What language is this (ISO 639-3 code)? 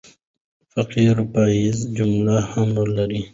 pus